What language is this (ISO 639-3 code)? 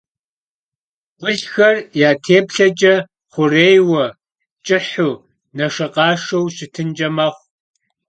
kbd